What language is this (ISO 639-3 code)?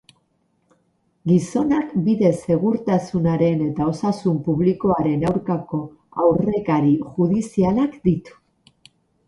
eus